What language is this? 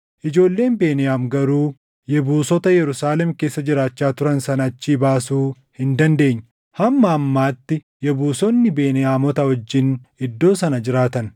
Oromo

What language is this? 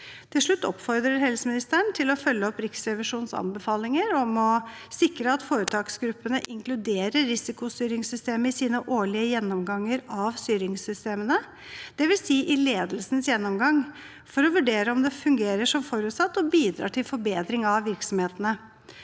Norwegian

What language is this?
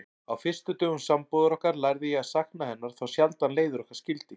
Icelandic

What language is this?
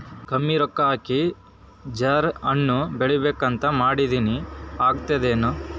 Kannada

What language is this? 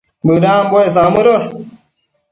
Matsés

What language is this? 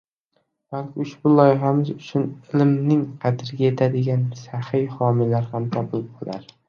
Uzbek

